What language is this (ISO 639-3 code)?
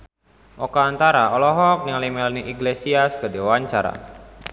sun